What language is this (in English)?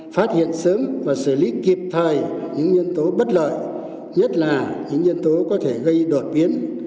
Vietnamese